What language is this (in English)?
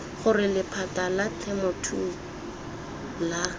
Tswana